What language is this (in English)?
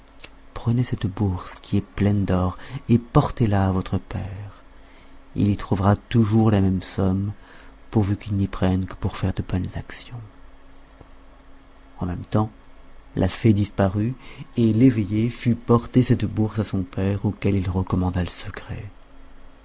French